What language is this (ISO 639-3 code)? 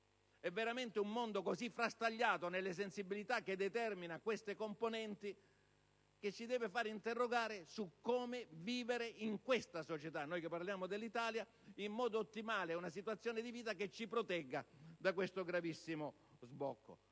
ita